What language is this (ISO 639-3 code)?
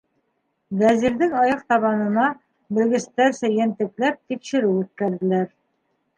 bak